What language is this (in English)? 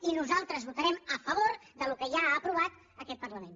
Catalan